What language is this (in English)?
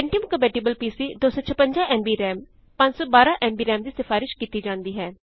Punjabi